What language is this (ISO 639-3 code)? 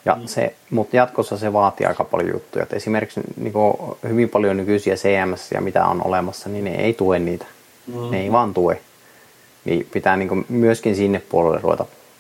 fin